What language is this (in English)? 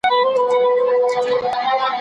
Pashto